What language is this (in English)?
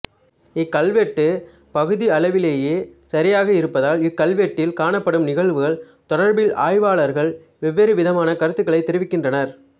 Tamil